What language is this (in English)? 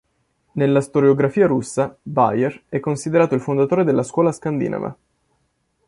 Italian